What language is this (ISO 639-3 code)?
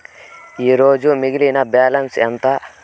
tel